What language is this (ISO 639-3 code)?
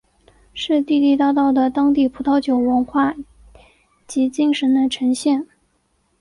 zho